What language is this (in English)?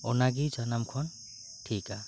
Santali